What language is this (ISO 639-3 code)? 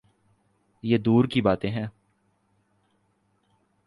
urd